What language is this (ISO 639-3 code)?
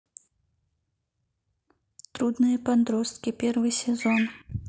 rus